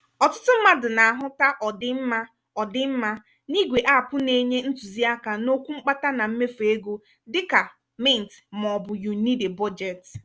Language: Igbo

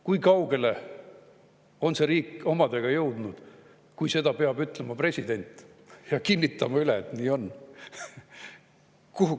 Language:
Estonian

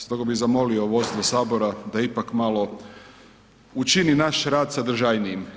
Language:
Croatian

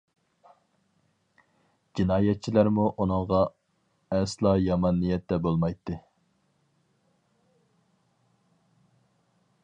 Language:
Uyghur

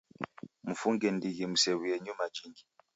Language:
Taita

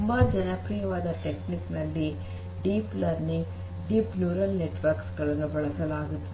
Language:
Kannada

